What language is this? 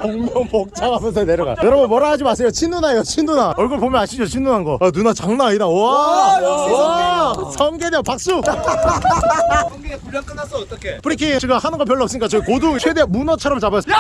Korean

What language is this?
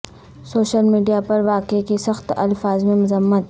Urdu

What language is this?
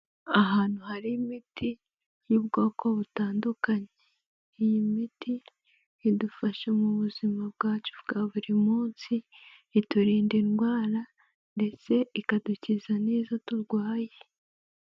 Kinyarwanda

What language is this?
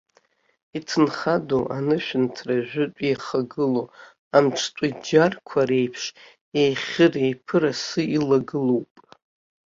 Abkhazian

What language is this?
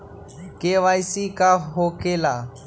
Magahi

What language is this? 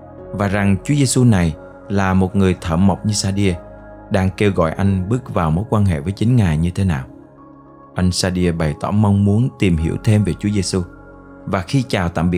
Vietnamese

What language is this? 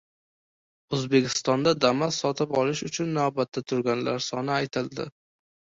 Uzbek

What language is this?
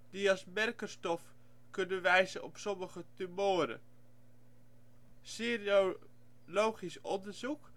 Dutch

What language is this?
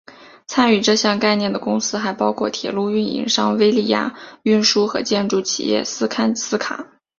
Chinese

